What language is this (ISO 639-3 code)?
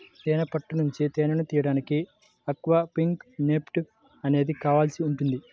tel